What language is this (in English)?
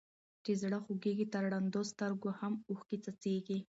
Pashto